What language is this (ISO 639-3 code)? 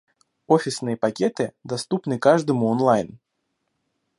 rus